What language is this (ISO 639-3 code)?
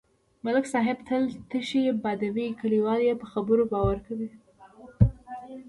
pus